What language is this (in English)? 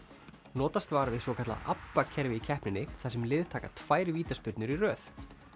Icelandic